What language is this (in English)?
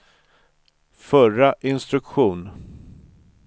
Swedish